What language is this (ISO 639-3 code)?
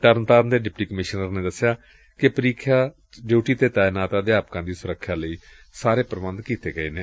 pan